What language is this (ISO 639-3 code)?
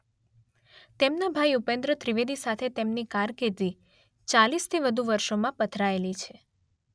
guj